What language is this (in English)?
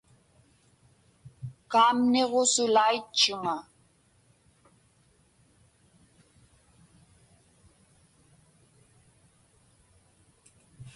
Inupiaq